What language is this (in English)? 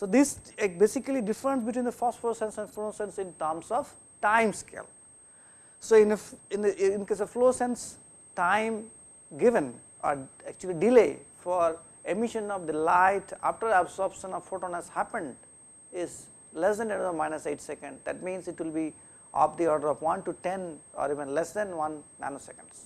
English